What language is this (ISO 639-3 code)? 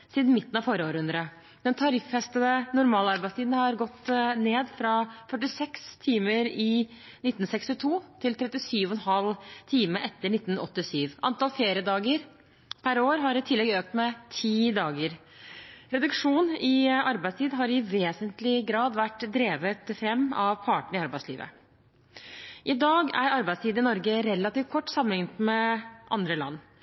nob